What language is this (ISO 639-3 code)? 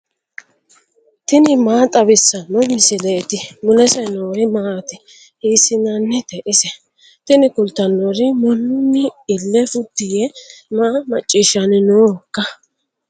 sid